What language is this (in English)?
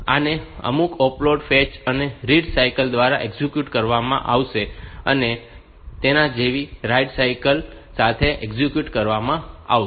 Gujarati